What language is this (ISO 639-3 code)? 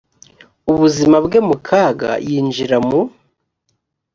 kin